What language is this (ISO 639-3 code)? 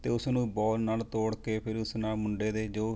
pan